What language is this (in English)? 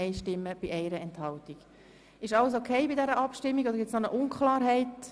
Swiss German